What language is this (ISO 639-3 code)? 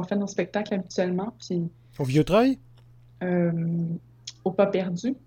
fra